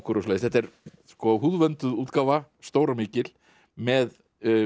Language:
Icelandic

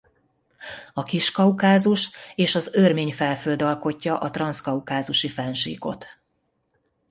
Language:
Hungarian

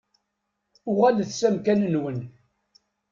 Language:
Kabyle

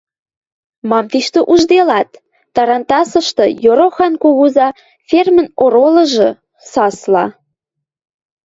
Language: Western Mari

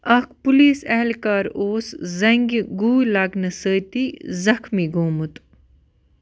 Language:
Kashmiri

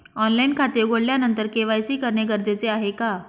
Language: Marathi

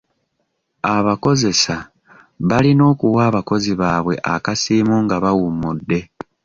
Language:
Ganda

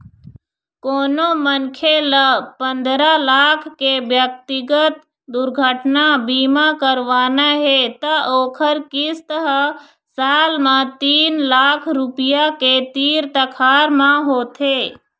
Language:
Chhattisgarhi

